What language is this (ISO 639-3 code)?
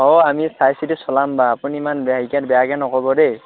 asm